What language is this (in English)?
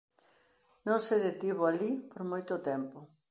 Galician